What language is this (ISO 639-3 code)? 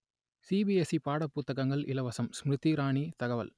tam